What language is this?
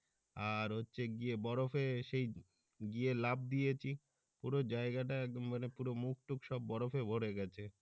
Bangla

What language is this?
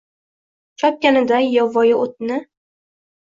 Uzbek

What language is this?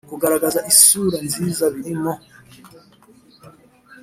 Kinyarwanda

